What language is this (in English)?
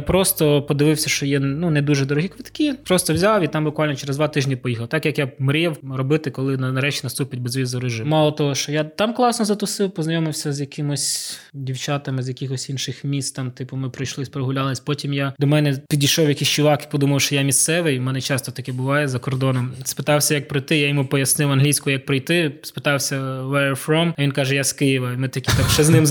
Ukrainian